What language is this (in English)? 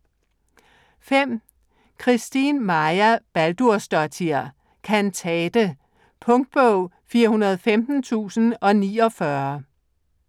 Danish